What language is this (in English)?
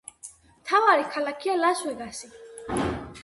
Georgian